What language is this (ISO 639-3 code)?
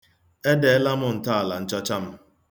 ibo